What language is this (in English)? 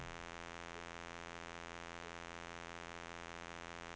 Norwegian